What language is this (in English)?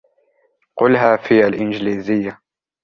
Arabic